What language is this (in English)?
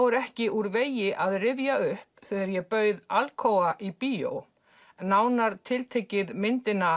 Icelandic